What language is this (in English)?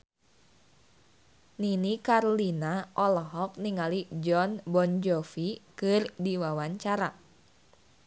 Sundanese